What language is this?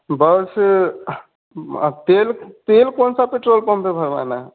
Hindi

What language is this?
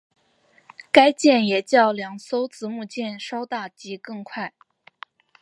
Chinese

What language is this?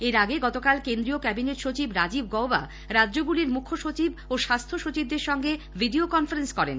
Bangla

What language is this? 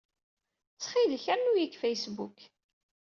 Kabyle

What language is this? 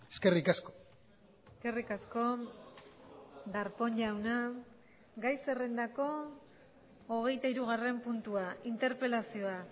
Basque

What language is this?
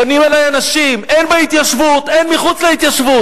Hebrew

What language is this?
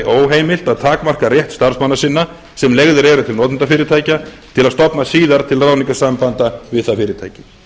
Icelandic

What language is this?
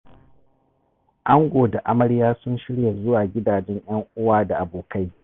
Hausa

